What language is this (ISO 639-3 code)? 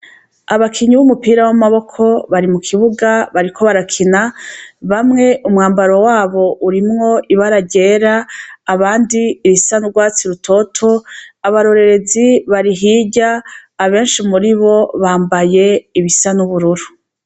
run